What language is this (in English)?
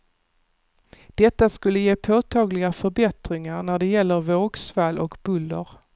Swedish